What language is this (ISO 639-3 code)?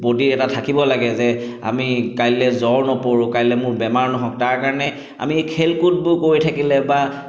asm